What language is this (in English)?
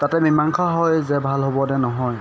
Assamese